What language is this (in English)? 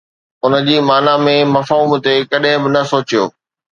Sindhi